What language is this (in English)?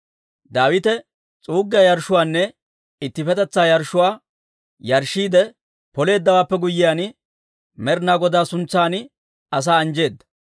Dawro